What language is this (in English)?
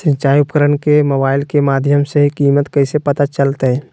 Magahi